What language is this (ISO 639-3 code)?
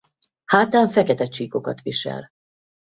hun